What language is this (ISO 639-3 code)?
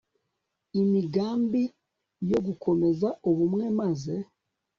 kin